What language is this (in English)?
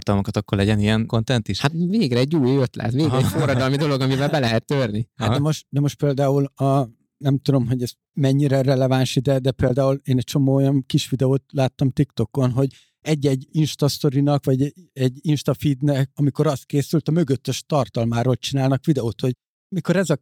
Hungarian